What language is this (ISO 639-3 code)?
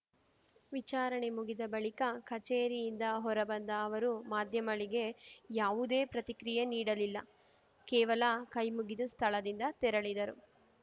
kan